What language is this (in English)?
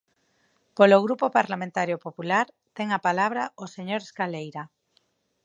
Galician